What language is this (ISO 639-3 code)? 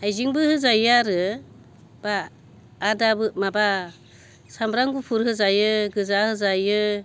brx